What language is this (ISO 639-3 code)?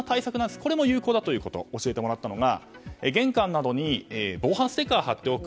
jpn